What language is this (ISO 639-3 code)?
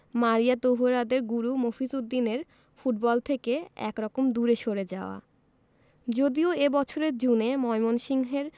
ben